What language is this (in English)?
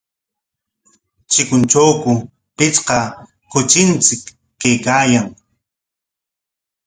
Corongo Ancash Quechua